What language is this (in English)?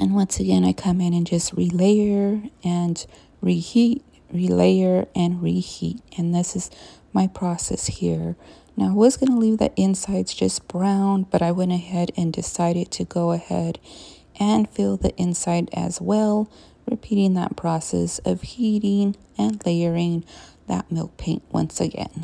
English